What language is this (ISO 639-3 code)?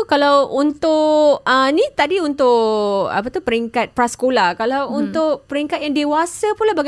msa